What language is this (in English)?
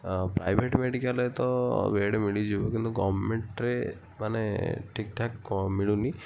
Odia